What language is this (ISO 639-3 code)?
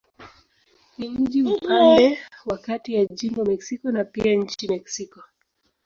swa